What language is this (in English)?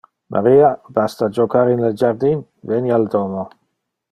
Interlingua